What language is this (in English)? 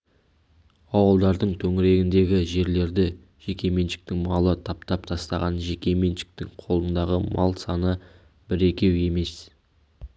Kazakh